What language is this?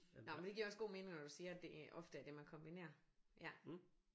Danish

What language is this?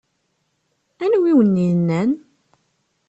Kabyle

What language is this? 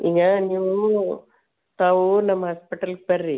Kannada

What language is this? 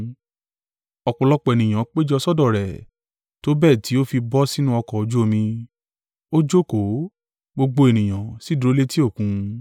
Yoruba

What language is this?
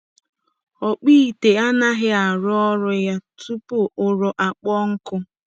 Igbo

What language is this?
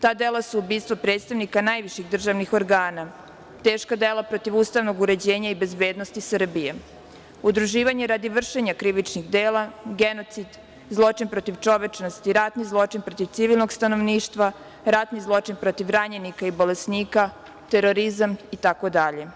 Serbian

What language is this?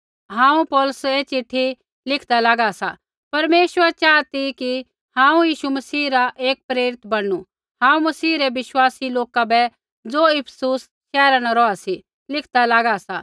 Kullu Pahari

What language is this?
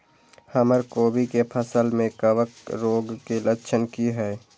Maithili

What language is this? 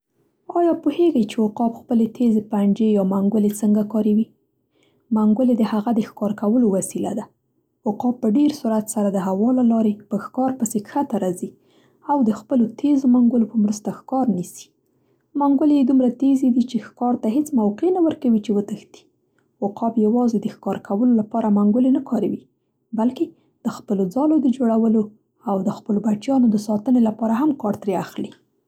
Central Pashto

